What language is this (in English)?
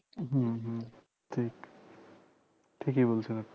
Bangla